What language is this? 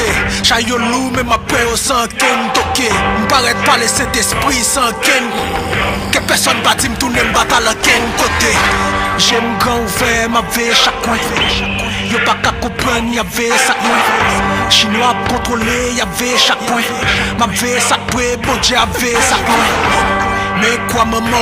Thai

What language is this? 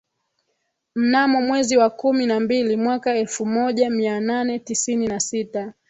Swahili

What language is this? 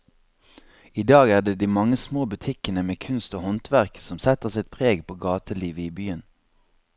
Norwegian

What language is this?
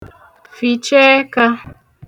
Igbo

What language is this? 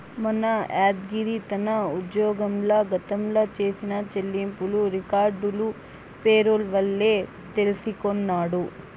Telugu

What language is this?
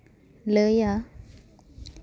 Santali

